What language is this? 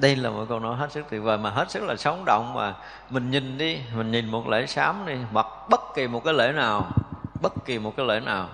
Vietnamese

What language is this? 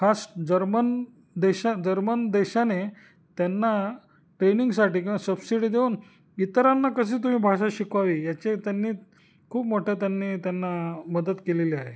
Marathi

